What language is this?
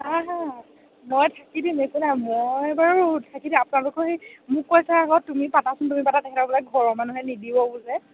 Assamese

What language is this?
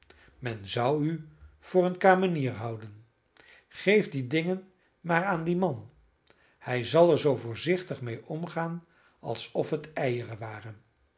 Dutch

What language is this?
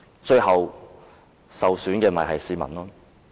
Cantonese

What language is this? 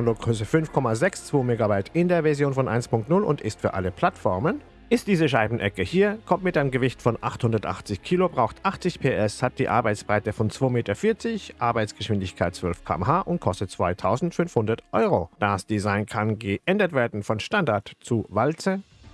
German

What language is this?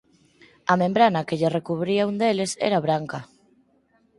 Galician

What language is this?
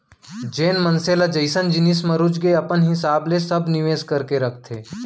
Chhattisgarhi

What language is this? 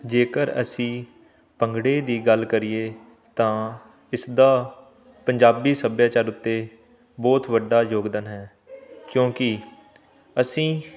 Punjabi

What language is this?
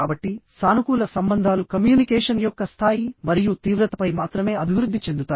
Telugu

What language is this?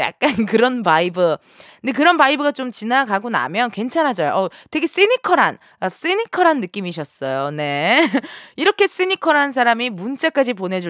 Korean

